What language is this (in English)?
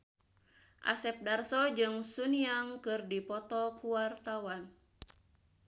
Sundanese